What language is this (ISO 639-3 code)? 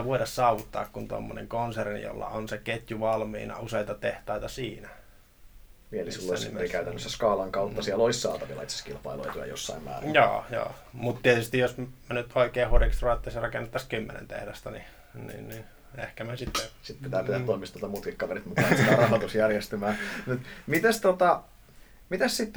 fin